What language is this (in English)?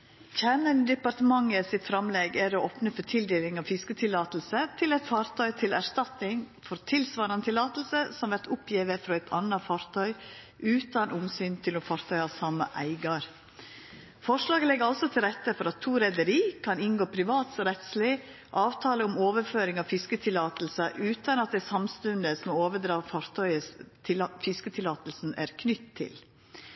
Norwegian